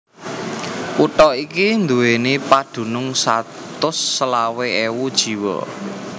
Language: Javanese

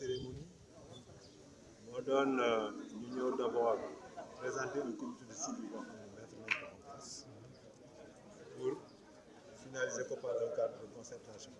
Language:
French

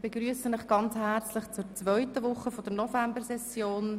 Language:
Swiss German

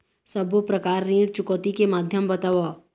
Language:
Chhattisgarhi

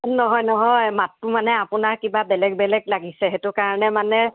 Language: Assamese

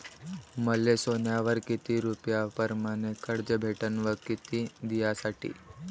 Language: Marathi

